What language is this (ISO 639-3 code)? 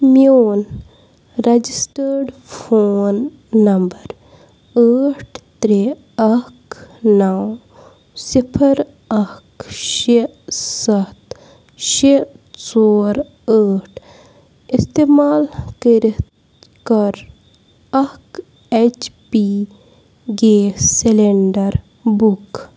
kas